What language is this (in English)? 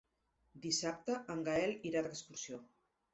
Catalan